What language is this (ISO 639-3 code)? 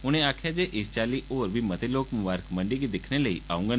doi